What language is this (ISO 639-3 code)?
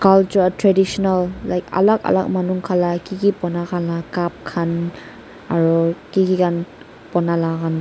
nag